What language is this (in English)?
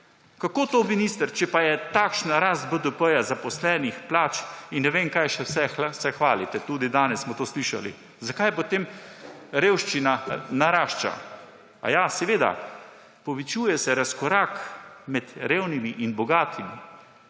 Slovenian